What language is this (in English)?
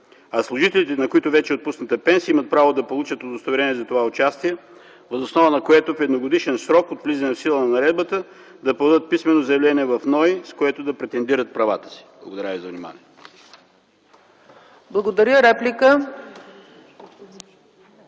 Bulgarian